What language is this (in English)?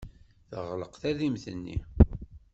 Kabyle